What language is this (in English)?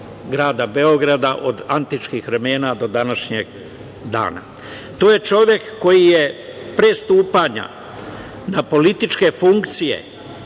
Serbian